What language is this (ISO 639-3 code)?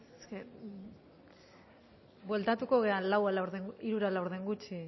eus